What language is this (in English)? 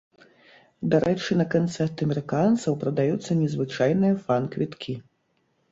Belarusian